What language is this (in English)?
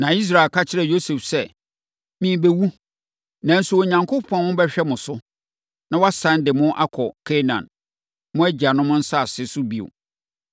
Akan